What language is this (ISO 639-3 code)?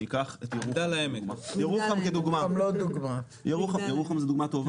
heb